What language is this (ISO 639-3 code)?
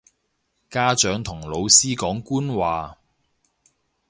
yue